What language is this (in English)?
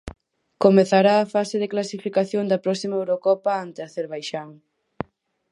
Galician